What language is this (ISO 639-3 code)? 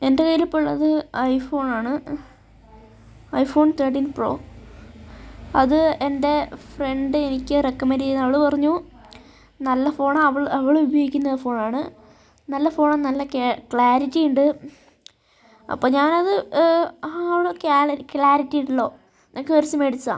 mal